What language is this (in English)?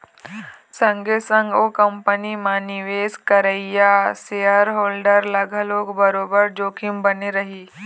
Chhattisgarhi